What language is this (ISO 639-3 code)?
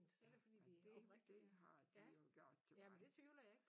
dan